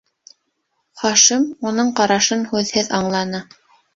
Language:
Bashkir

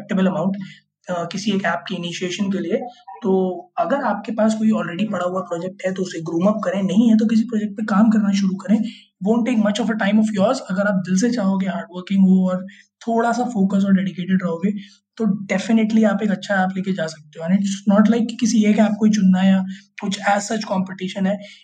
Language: Hindi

